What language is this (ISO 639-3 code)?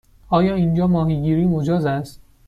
fas